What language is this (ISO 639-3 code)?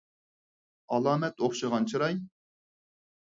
uig